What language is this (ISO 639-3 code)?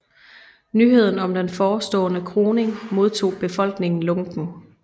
dan